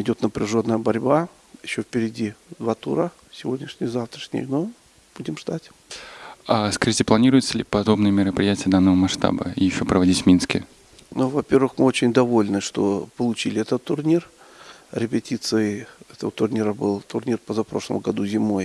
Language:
Russian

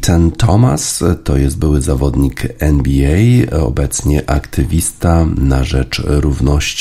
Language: Polish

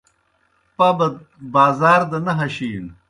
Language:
Kohistani Shina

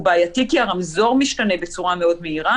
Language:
Hebrew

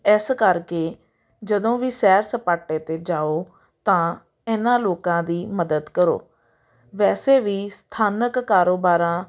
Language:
Punjabi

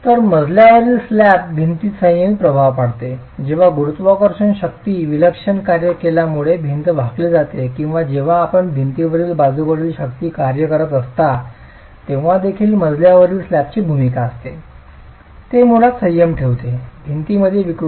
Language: Marathi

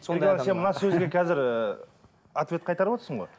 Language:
Kazakh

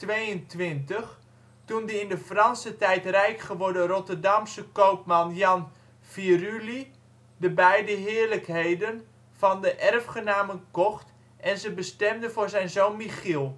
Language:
Dutch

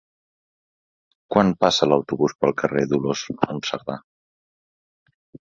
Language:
Catalan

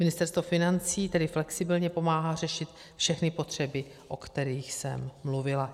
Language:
Czech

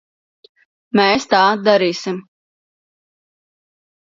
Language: Latvian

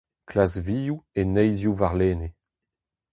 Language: Breton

